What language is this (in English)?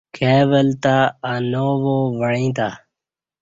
Kati